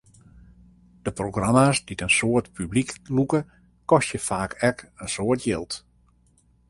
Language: Western Frisian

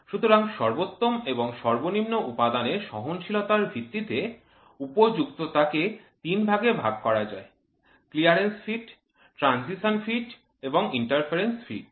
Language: Bangla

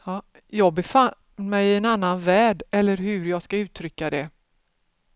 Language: Swedish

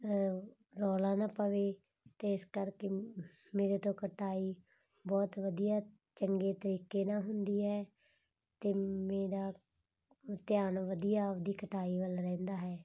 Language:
Punjabi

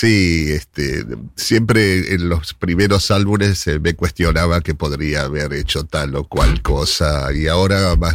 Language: Spanish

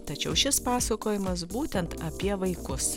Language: Lithuanian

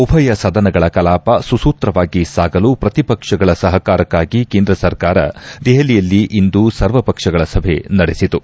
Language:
Kannada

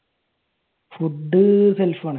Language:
Malayalam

